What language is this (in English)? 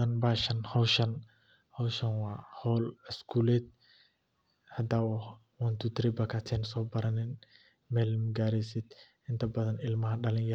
Somali